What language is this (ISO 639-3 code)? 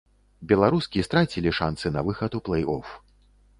bel